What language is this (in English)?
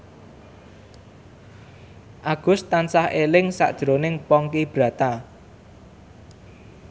Javanese